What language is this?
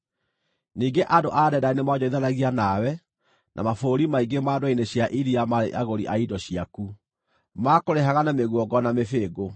Kikuyu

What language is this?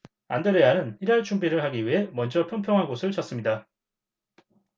Korean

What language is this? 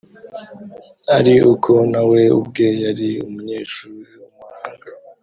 Kinyarwanda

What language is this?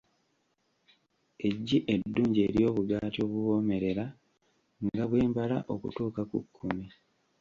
Ganda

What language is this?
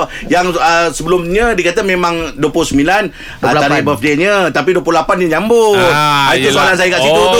Malay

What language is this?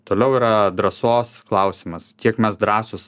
Lithuanian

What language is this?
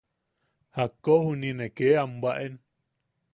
Yaqui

